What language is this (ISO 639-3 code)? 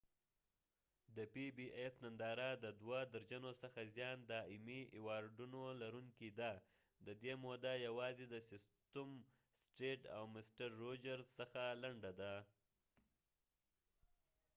pus